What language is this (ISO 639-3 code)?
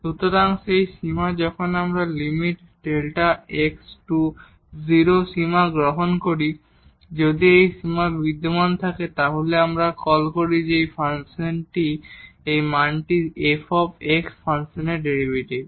ben